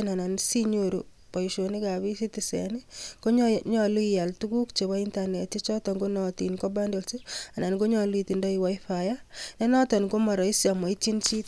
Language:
Kalenjin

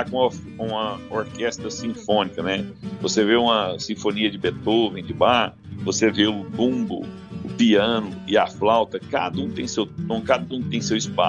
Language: Portuguese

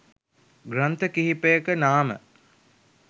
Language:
Sinhala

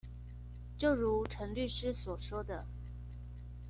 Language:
Chinese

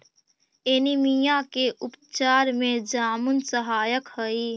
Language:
Magahi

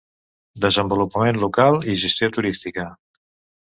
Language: Catalan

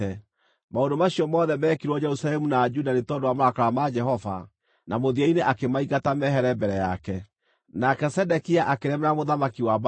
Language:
Kikuyu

